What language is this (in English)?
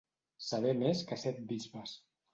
Catalan